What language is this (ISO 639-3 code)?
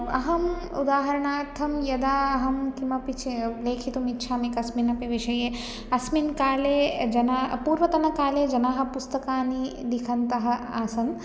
san